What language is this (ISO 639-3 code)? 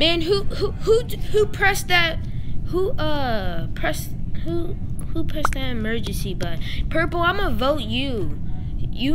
eng